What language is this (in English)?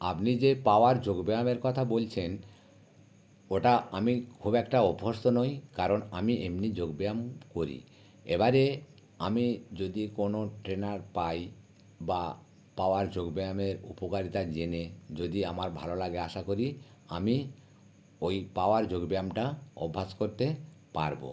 Bangla